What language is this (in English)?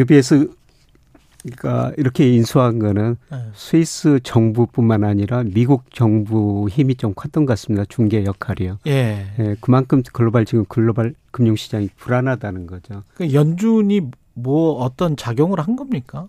Korean